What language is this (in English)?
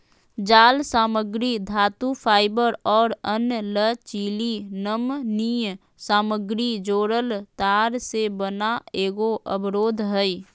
Magahi